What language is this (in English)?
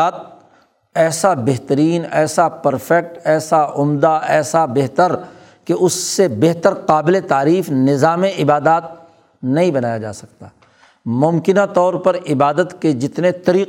Urdu